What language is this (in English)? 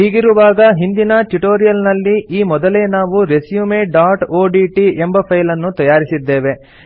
Kannada